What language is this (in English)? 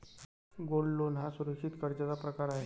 Marathi